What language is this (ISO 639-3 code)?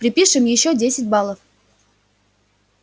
rus